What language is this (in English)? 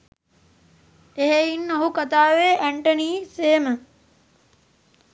Sinhala